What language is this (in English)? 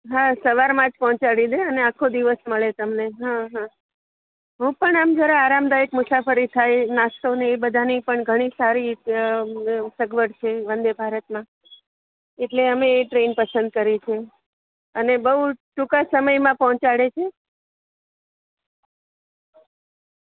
Gujarati